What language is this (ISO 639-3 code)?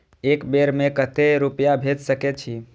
mai